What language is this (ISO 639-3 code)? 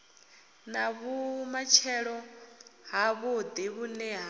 ven